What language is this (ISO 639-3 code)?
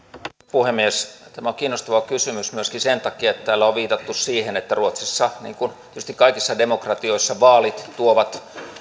fin